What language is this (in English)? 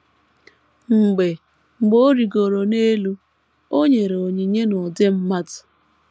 Igbo